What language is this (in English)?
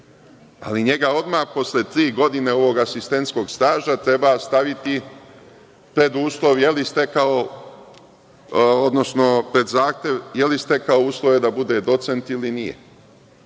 Serbian